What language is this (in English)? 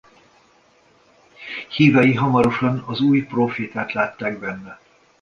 Hungarian